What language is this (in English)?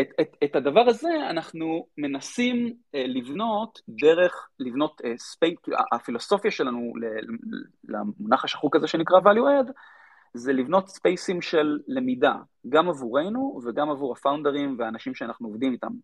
Hebrew